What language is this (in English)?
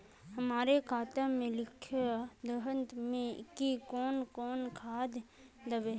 Magahi